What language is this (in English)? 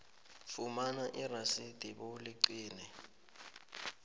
South Ndebele